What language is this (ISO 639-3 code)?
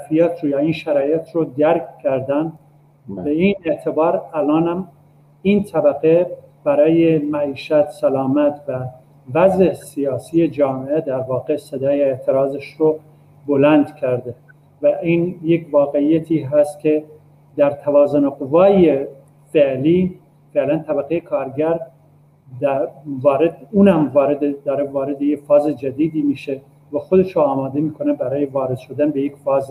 fas